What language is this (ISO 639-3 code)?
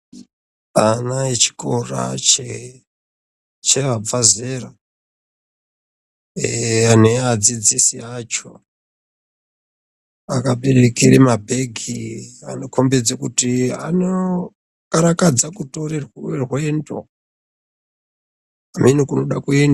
ndc